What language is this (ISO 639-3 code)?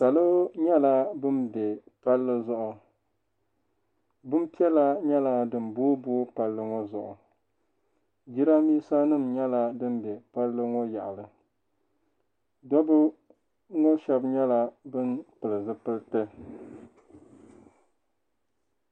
dag